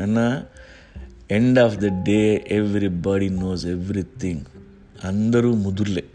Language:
Telugu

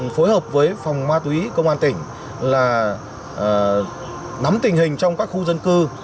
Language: Vietnamese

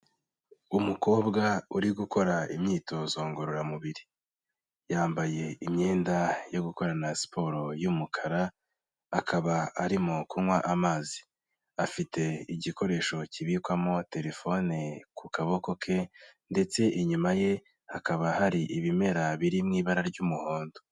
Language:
Kinyarwanda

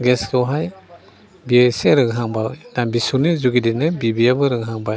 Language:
Bodo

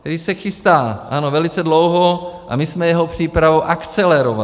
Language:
Czech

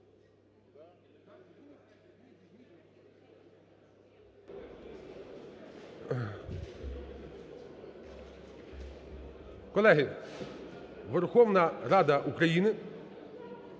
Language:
Ukrainian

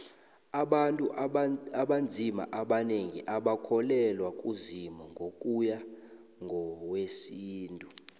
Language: South Ndebele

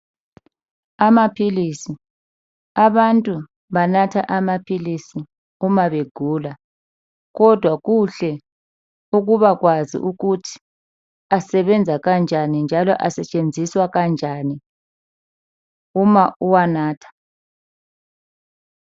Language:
North Ndebele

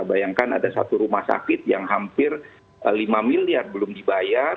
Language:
Indonesian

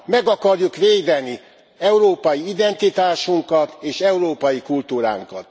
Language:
Hungarian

